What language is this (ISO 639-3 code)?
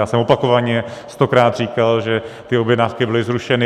ces